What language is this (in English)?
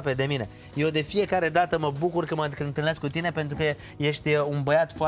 Romanian